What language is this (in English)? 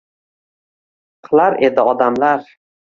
Uzbek